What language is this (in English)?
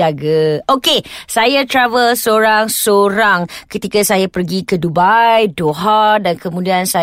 Malay